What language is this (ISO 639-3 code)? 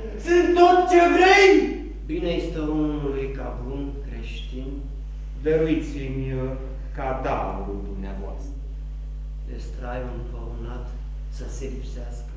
ron